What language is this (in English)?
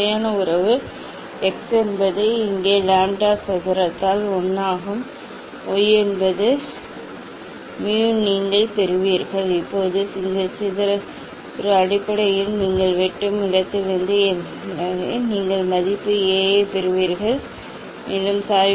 Tamil